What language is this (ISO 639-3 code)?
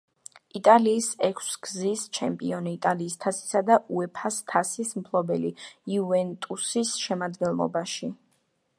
kat